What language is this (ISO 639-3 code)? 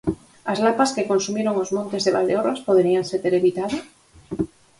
glg